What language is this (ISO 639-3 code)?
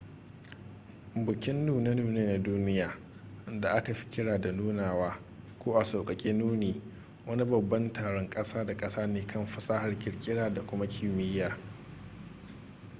hau